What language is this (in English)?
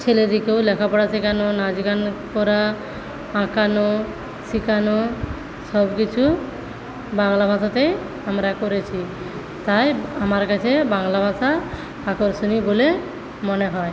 Bangla